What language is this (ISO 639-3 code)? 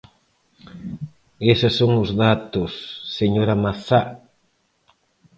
glg